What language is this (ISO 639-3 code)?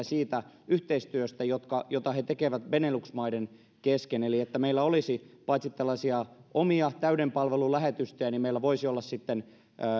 fin